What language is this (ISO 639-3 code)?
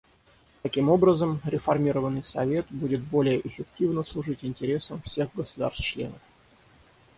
rus